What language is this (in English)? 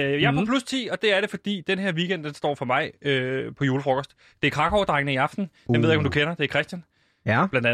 Danish